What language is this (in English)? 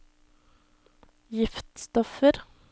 Norwegian